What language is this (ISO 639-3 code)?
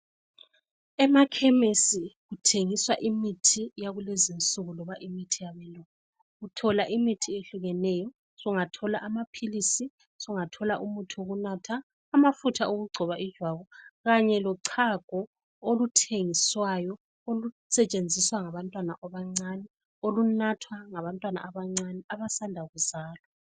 nde